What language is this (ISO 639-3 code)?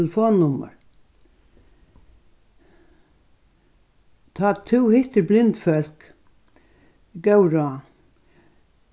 fao